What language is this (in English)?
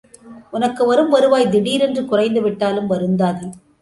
Tamil